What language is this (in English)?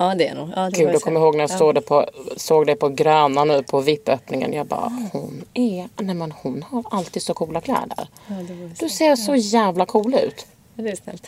Swedish